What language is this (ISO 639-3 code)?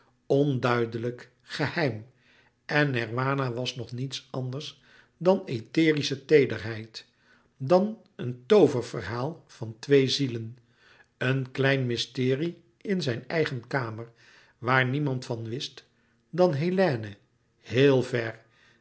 nld